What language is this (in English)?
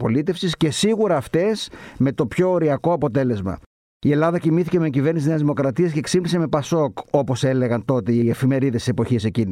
Greek